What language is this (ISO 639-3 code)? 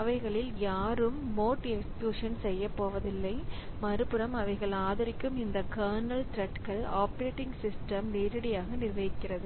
tam